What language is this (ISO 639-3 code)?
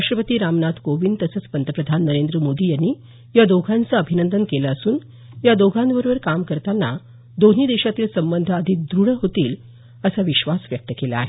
mar